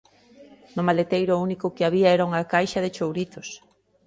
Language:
Galician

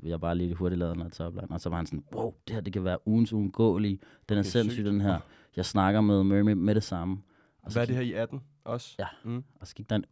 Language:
Danish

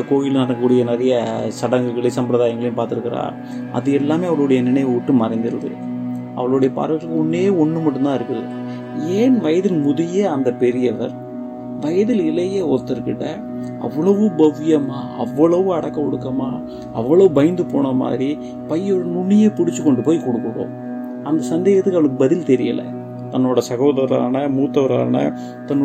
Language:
Tamil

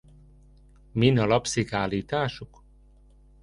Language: Hungarian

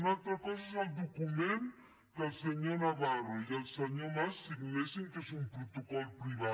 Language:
Catalan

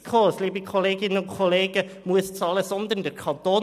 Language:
Swiss German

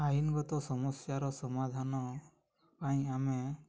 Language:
Odia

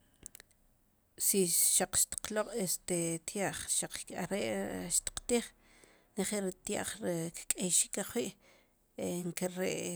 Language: Sipacapense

